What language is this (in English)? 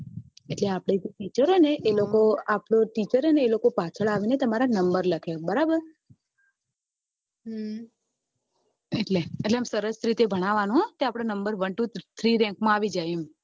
Gujarati